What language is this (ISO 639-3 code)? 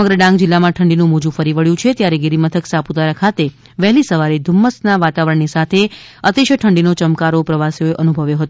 guj